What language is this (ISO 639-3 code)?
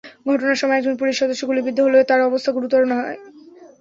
ben